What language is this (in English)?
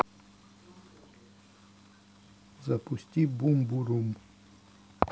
Russian